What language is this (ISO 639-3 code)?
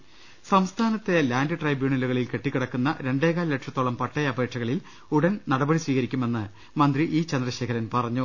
mal